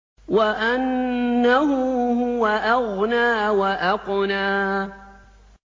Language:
Arabic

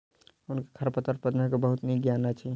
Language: Maithili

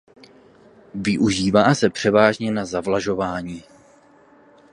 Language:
Czech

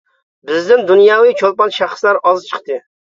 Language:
Uyghur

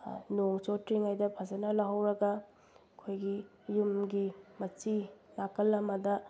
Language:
Manipuri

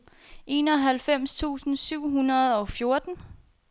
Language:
Danish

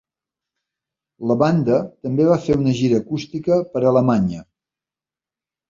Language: Catalan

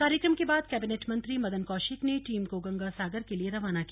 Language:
Hindi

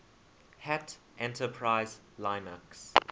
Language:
English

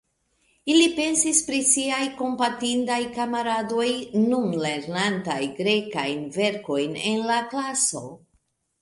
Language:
Esperanto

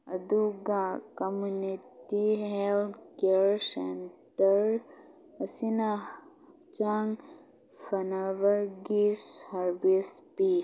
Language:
Manipuri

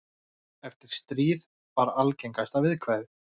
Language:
Icelandic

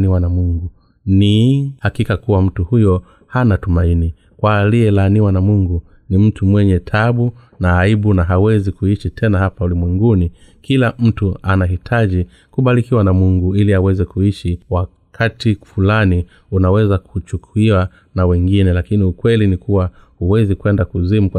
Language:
Swahili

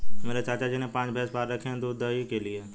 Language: Hindi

